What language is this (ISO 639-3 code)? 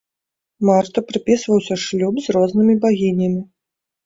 bel